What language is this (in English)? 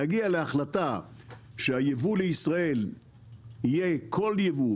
Hebrew